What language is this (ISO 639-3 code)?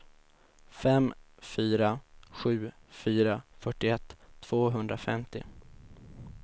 swe